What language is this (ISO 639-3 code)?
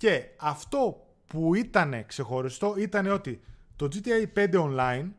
ell